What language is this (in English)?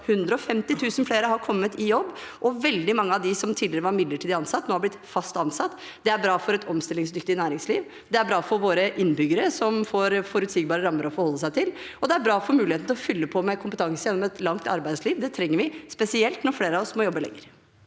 Norwegian